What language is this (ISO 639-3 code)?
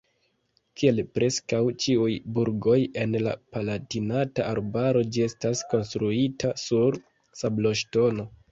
epo